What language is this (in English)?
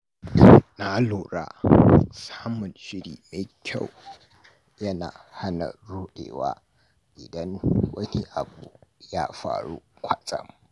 Hausa